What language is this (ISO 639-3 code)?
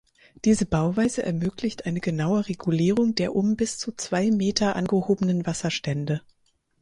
deu